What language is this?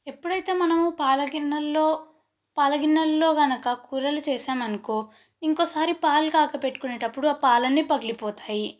Telugu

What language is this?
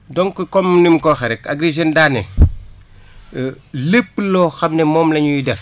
Wolof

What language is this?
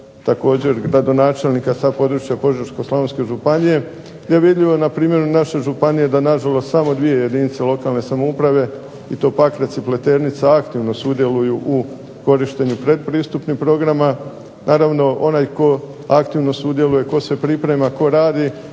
Croatian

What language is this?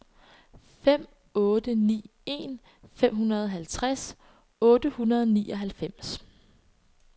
Danish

